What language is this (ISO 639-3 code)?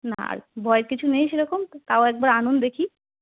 ben